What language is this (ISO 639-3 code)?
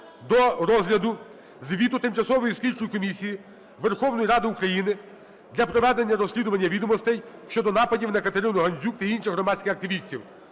ukr